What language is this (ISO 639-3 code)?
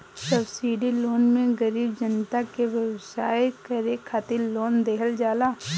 bho